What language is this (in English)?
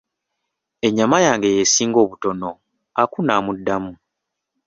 Ganda